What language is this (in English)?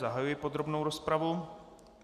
Czech